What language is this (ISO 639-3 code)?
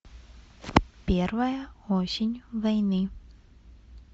rus